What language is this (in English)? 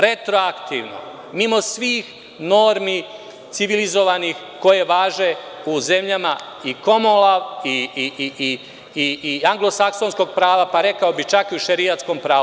Serbian